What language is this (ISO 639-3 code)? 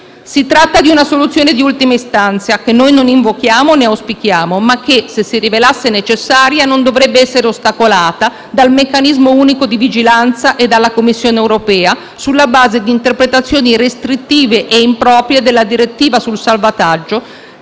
ita